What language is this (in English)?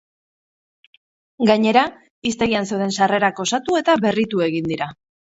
Basque